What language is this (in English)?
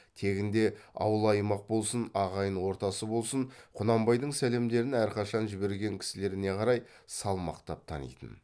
Kazakh